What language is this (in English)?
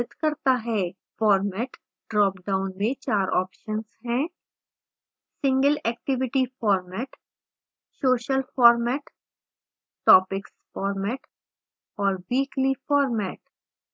Hindi